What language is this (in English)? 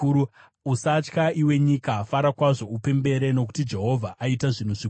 Shona